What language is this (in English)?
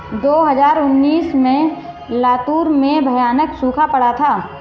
Hindi